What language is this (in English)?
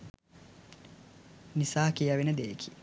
Sinhala